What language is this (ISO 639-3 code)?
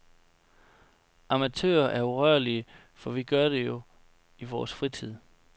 dan